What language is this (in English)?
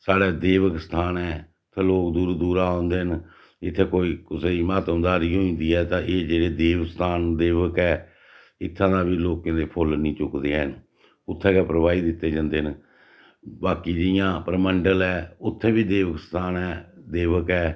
Dogri